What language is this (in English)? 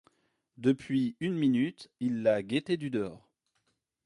French